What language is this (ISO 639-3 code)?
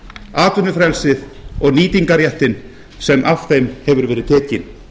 isl